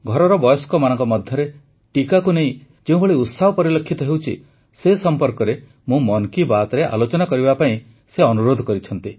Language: Odia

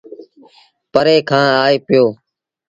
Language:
Sindhi Bhil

